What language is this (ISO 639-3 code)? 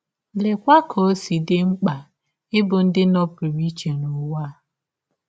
ibo